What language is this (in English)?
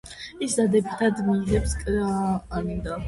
Georgian